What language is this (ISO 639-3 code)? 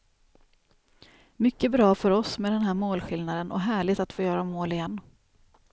swe